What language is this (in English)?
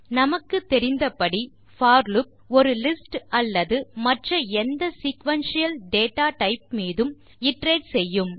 Tamil